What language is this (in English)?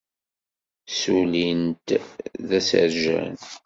Kabyle